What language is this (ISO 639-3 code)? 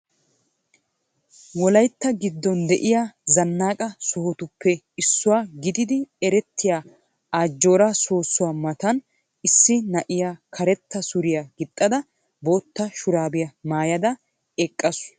wal